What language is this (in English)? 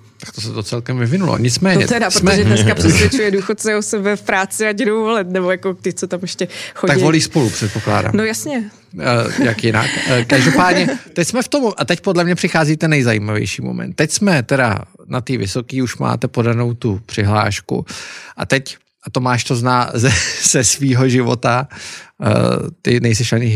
Czech